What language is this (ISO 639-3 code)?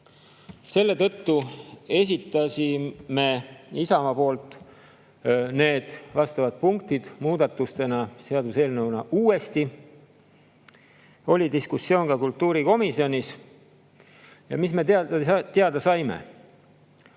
est